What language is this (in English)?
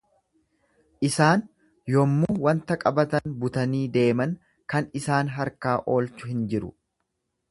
Oromo